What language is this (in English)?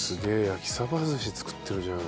Japanese